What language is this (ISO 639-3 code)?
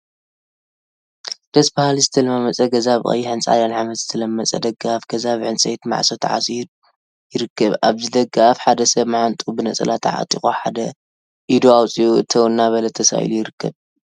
tir